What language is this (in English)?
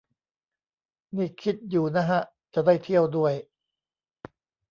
Thai